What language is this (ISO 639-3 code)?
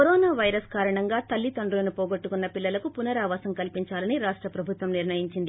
tel